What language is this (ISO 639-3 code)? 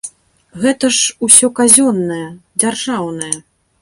bel